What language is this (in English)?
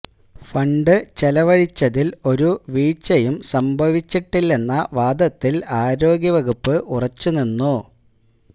Malayalam